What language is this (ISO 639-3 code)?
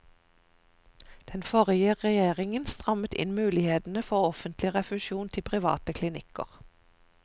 nor